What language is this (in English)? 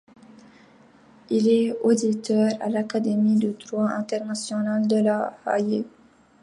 French